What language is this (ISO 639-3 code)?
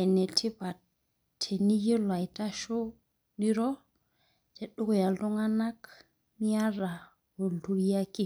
mas